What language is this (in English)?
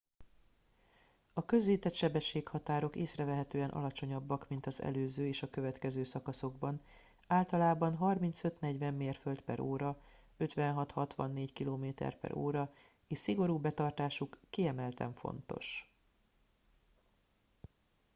Hungarian